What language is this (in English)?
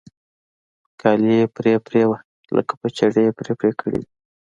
Pashto